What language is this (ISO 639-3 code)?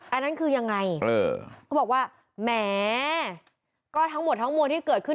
tha